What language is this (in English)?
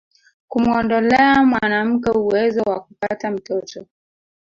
Swahili